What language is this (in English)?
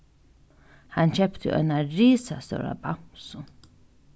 Faroese